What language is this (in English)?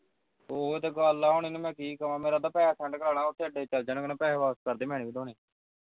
Punjabi